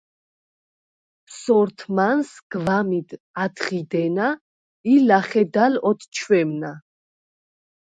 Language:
Svan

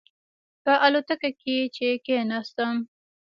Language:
Pashto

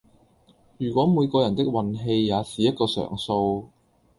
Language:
Cantonese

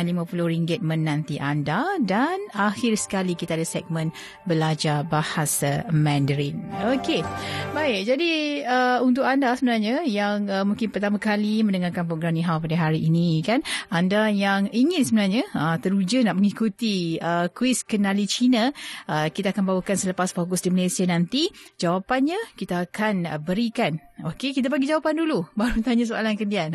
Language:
Malay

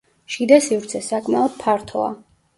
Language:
Georgian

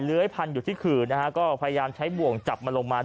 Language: Thai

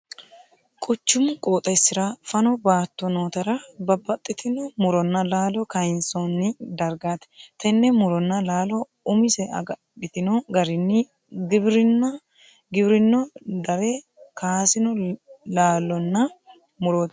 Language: Sidamo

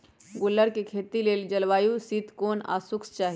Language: Magahi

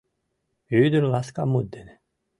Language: Mari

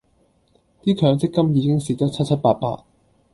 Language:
Cantonese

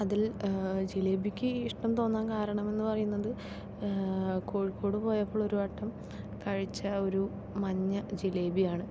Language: Malayalam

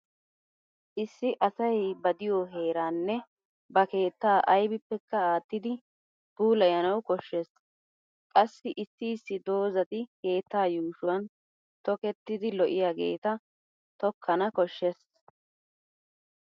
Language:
Wolaytta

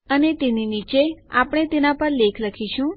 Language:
Gujarati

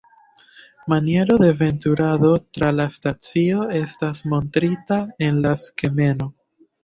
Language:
Esperanto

